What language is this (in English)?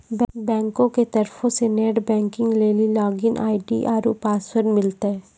Maithili